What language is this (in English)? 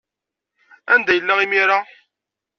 Kabyle